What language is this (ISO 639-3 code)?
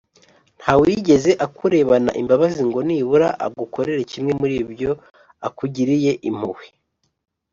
kin